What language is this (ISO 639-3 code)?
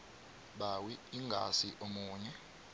nbl